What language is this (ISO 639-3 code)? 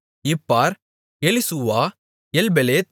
tam